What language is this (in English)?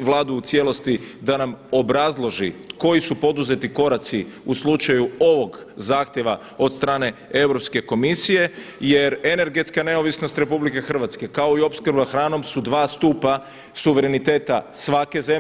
Croatian